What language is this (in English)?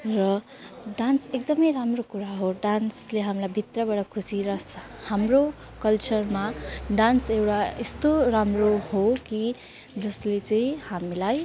Nepali